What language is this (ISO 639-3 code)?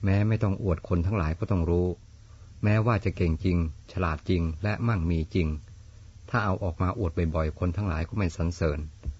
tha